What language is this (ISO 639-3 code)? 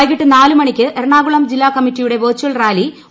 mal